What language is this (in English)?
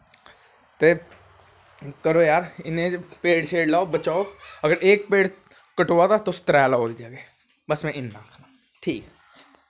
Dogri